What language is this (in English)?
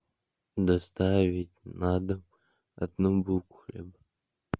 Russian